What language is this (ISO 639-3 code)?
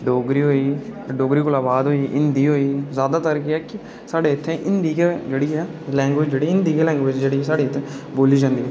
doi